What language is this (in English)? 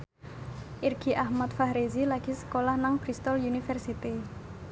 Javanese